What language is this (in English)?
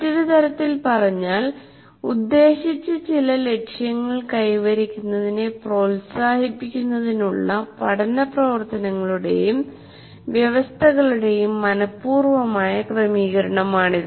Malayalam